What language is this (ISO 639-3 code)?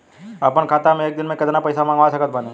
bho